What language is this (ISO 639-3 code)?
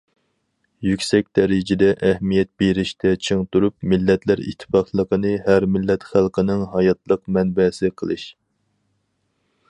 uig